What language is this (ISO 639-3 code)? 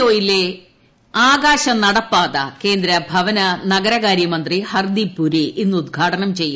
mal